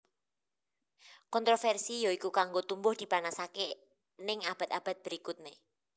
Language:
Javanese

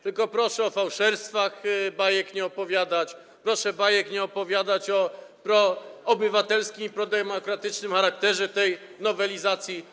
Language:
Polish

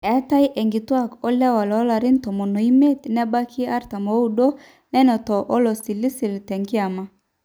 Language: Masai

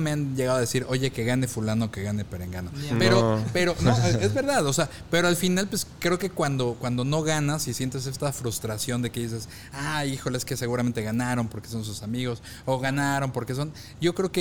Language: Spanish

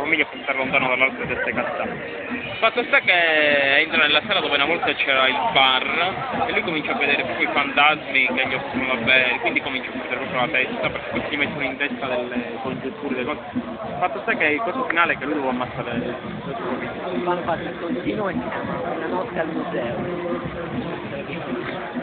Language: Italian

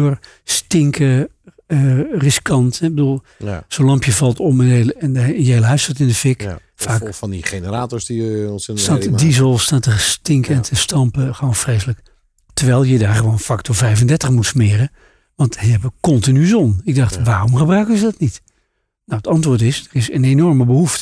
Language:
Dutch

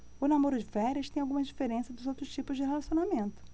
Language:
Portuguese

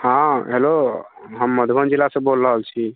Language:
Maithili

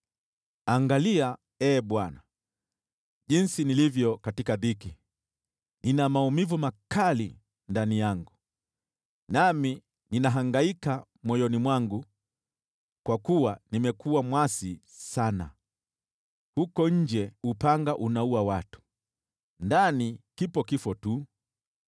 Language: Swahili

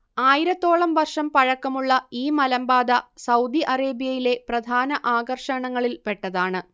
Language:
Malayalam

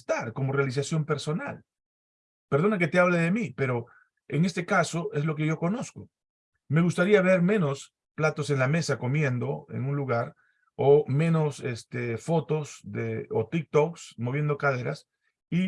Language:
Spanish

